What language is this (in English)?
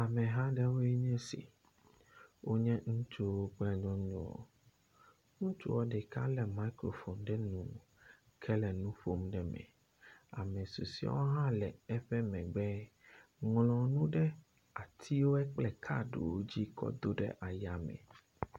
Ewe